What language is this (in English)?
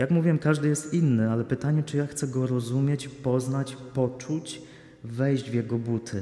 Polish